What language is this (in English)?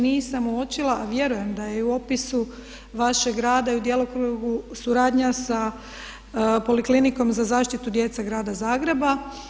Croatian